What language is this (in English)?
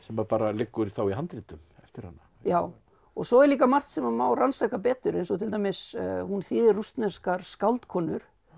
Icelandic